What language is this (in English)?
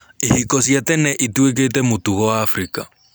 Kikuyu